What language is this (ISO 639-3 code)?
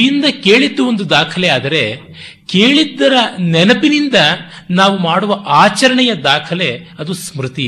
kan